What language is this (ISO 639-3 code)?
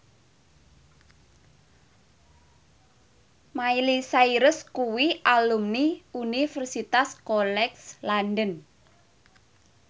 jav